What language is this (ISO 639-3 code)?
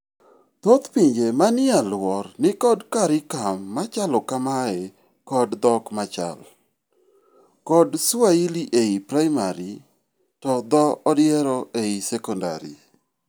luo